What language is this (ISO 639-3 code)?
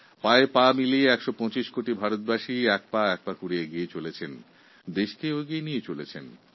ben